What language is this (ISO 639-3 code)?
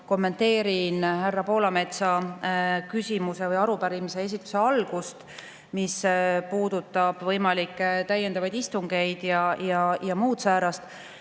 est